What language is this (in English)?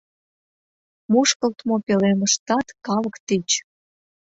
Mari